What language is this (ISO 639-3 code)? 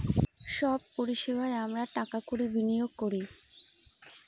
ben